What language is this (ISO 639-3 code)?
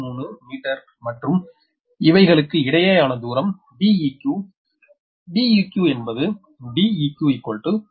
tam